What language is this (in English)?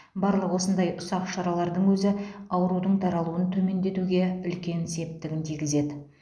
Kazakh